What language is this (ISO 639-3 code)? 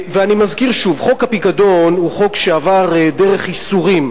heb